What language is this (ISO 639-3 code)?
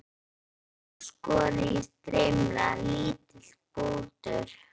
isl